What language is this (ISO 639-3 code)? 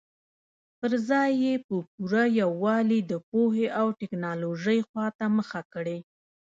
pus